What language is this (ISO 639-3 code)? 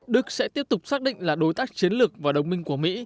vie